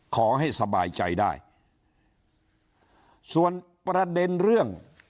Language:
Thai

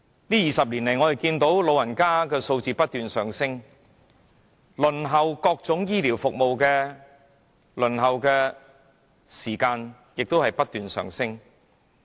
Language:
Cantonese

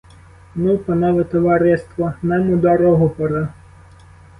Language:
Ukrainian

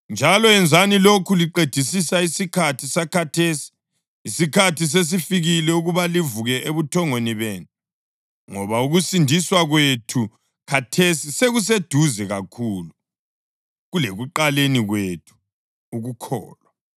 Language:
North Ndebele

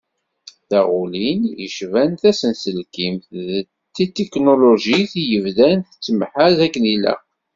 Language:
Kabyle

